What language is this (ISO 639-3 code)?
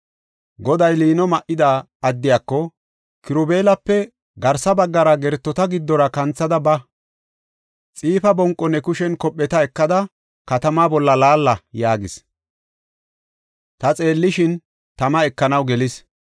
gof